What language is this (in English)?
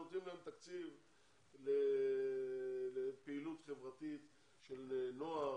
Hebrew